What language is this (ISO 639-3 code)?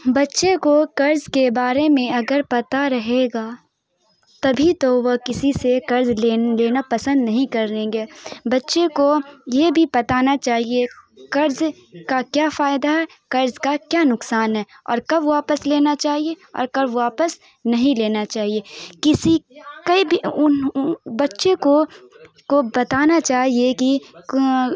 urd